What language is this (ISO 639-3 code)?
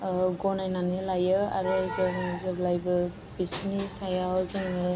brx